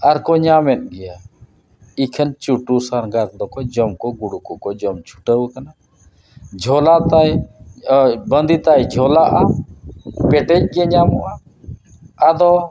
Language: Santali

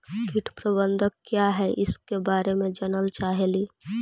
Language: Magahi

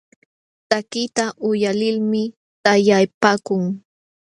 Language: Jauja Wanca Quechua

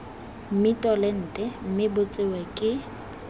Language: Tswana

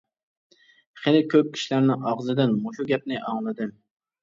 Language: Uyghur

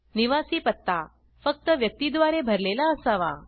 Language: Marathi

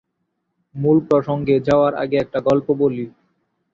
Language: Bangla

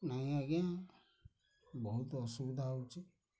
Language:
Odia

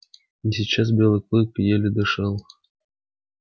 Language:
Russian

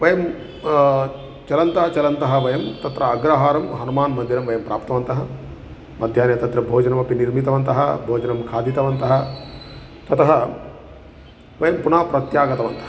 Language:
Sanskrit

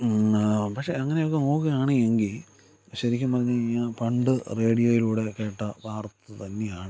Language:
Malayalam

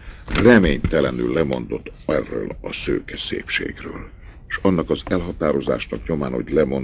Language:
Hungarian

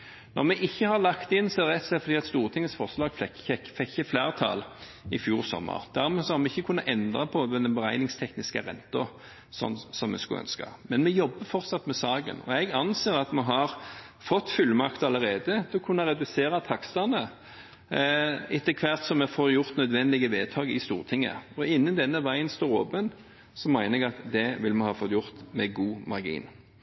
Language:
Norwegian Bokmål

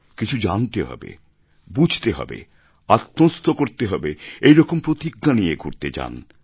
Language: Bangla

